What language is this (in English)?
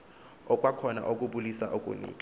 Xhosa